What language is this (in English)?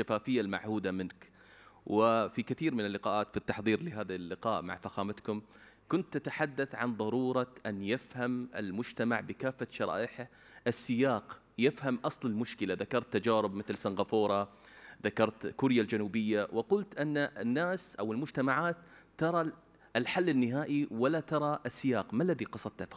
Arabic